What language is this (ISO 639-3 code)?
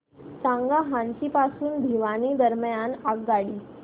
mar